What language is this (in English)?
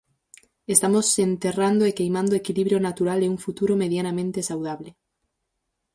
Galician